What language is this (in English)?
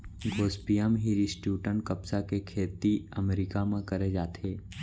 Chhattisgarhi